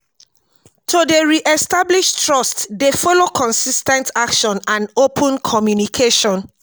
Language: Nigerian Pidgin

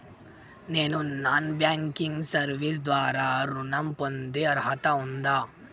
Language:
Telugu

